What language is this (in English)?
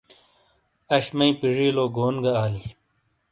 Shina